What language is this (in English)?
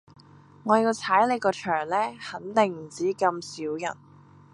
Cantonese